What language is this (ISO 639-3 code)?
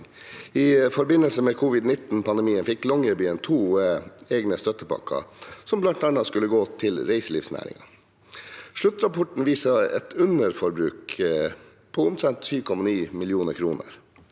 nor